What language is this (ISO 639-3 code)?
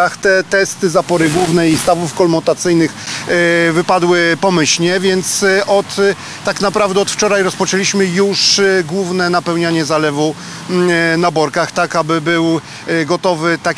pol